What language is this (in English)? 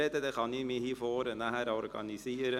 Swiss German